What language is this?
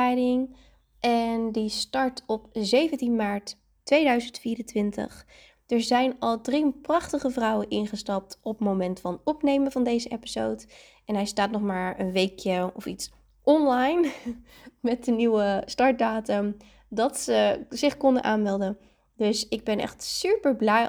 Dutch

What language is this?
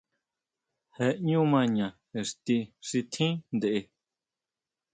Huautla Mazatec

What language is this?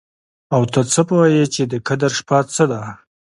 Pashto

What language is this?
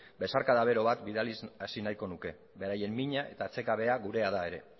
Basque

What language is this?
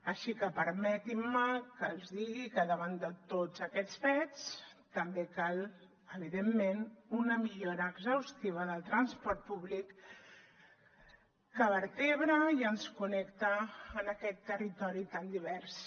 Catalan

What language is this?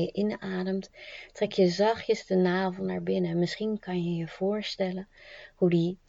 Dutch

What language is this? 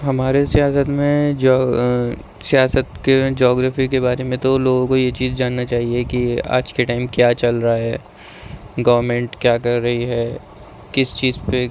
Urdu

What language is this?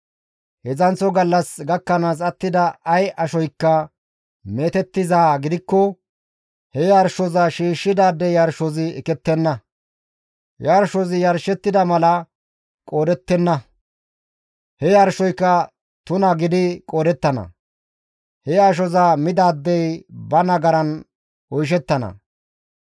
Gamo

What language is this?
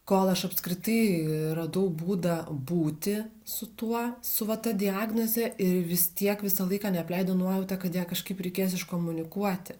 Lithuanian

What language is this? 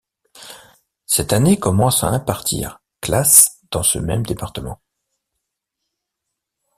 French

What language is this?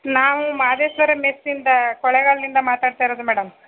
Kannada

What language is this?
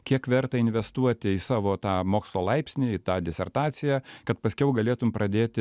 Lithuanian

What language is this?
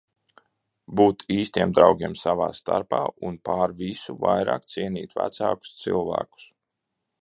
Latvian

